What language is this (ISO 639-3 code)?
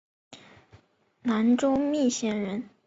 zho